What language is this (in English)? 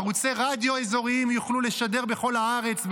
Hebrew